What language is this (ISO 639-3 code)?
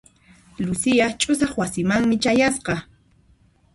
qxp